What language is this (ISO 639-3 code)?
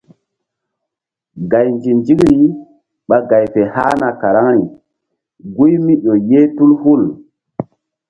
mdd